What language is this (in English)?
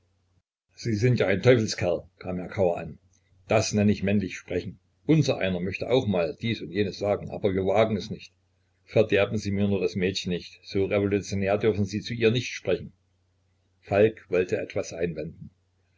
German